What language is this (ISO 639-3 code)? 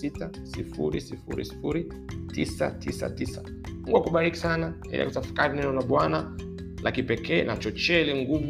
swa